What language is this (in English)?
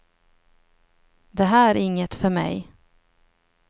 Swedish